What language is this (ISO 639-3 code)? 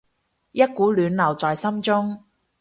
yue